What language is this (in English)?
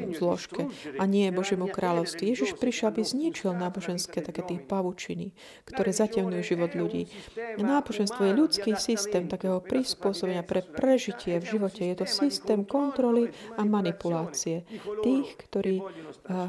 Slovak